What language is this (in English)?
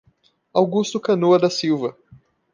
Portuguese